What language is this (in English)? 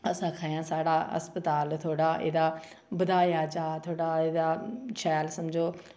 Dogri